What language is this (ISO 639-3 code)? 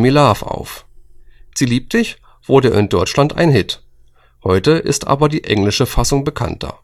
deu